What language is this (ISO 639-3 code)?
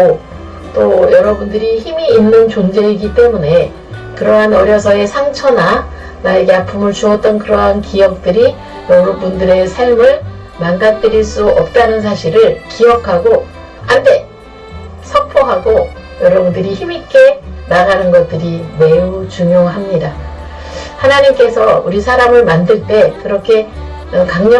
kor